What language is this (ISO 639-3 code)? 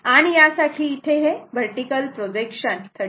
mar